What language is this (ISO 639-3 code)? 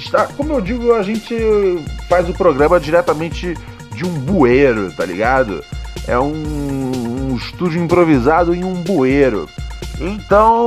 por